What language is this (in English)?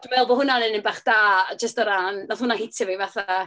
Welsh